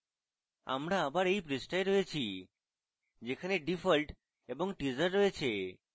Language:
Bangla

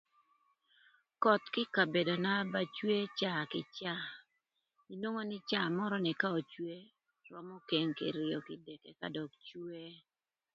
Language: Thur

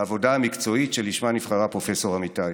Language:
Hebrew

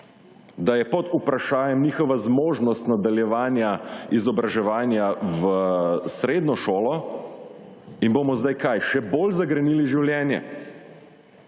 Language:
Slovenian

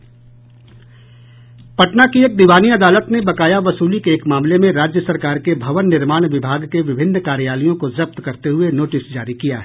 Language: Hindi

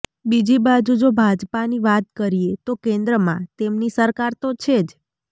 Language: Gujarati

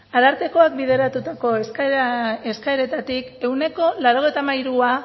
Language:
Basque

